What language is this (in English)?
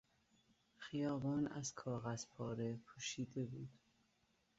Persian